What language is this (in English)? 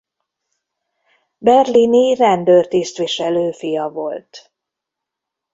Hungarian